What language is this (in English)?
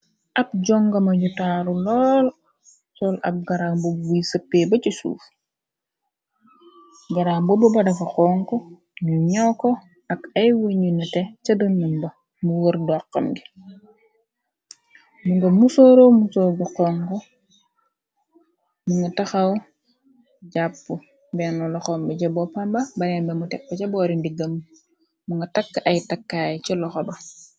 Wolof